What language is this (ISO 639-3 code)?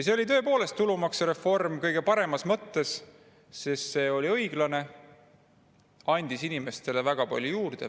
est